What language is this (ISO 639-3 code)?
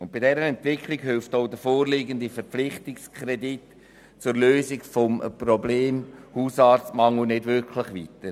gsw